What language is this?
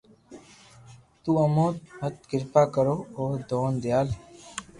Loarki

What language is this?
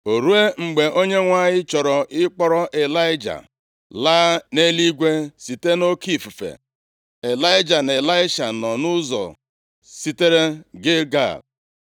Igbo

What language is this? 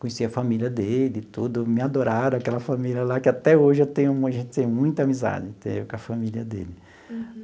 Portuguese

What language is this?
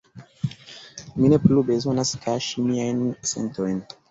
Esperanto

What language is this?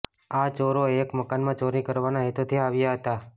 Gujarati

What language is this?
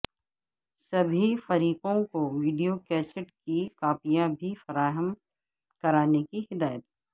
Urdu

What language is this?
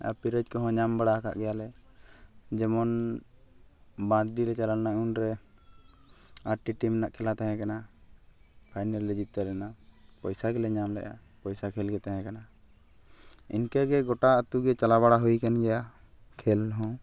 Santali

